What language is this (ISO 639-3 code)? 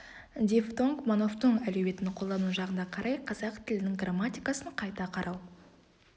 kaz